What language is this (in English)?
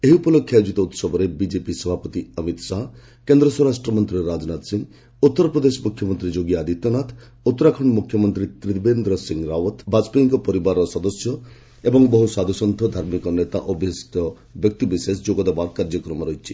Odia